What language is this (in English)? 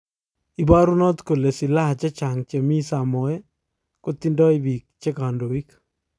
Kalenjin